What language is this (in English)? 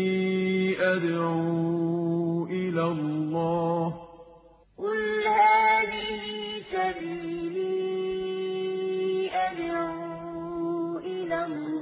Arabic